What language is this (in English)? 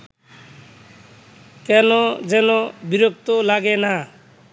Bangla